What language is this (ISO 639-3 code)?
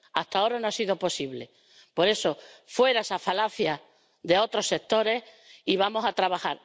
spa